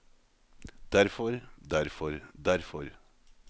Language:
Norwegian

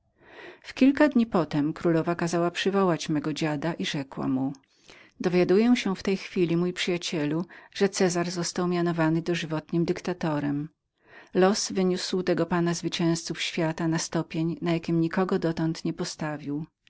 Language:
Polish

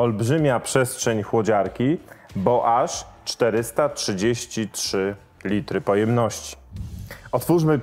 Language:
Polish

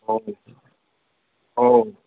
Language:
Nepali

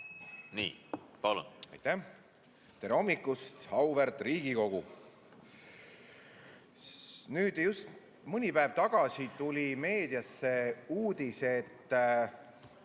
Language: Estonian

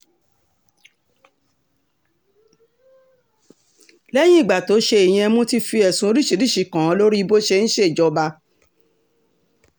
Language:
Yoruba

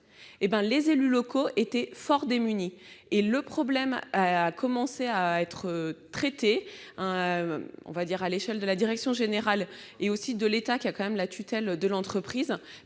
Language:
French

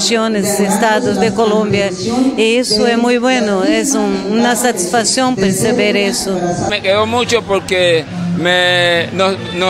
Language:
Spanish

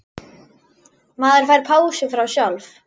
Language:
Icelandic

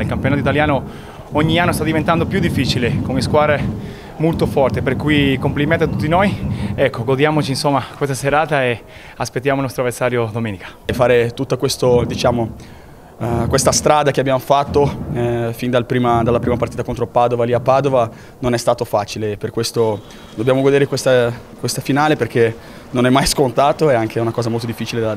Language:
Italian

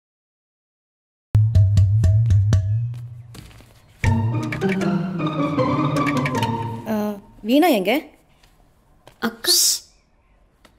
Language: Tamil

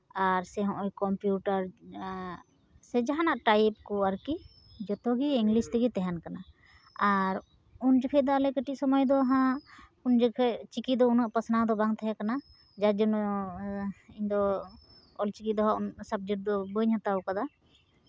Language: Santali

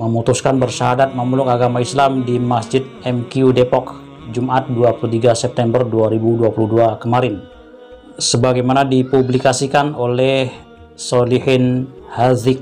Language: Indonesian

